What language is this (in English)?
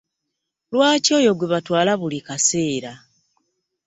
Ganda